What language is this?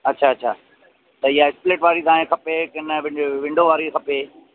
Sindhi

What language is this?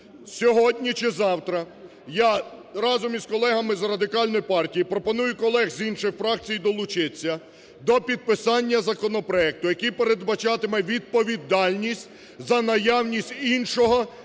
Ukrainian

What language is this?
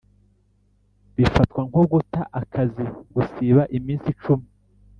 Kinyarwanda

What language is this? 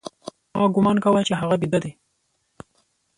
Pashto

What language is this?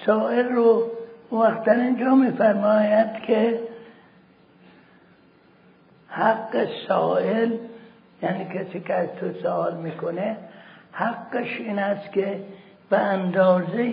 Persian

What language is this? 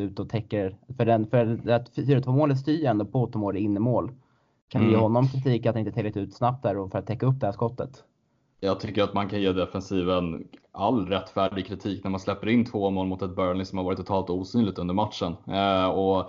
Swedish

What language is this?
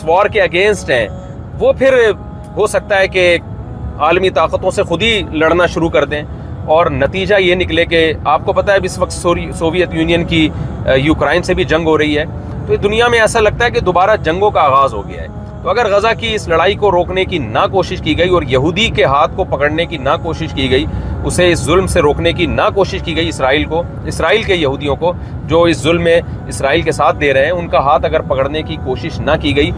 Urdu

